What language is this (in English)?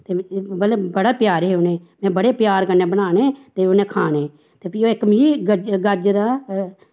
Dogri